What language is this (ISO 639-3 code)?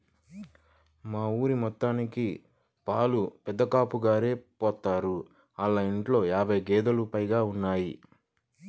tel